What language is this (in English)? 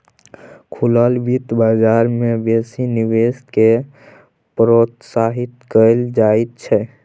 Maithili